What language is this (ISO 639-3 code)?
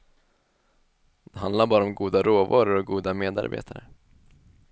swe